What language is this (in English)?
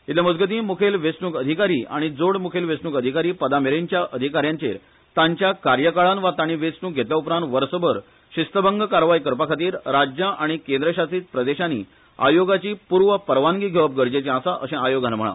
Konkani